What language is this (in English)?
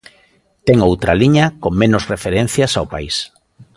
Galician